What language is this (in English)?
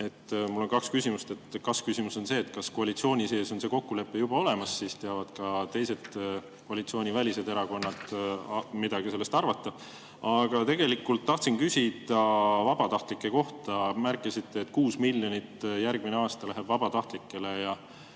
Estonian